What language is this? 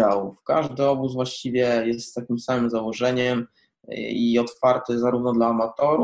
Polish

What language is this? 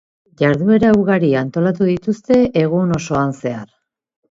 Basque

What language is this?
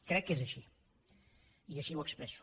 Catalan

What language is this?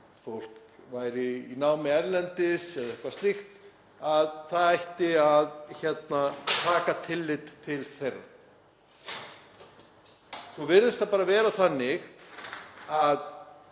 Icelandic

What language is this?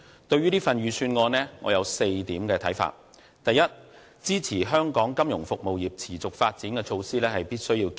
Cantonese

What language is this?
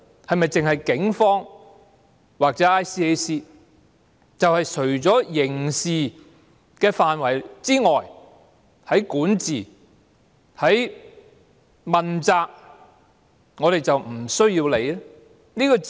Cantonese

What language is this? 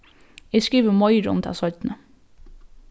Faroese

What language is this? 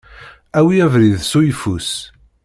Kabyle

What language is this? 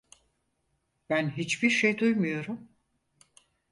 Turkish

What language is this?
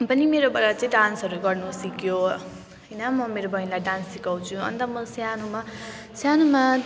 Nepali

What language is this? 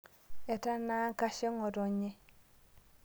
Masai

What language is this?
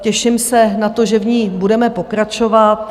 Czech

